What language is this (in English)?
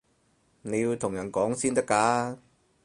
Cantonese